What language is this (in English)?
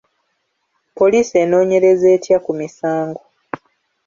Ganda